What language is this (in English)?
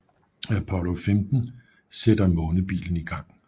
Danish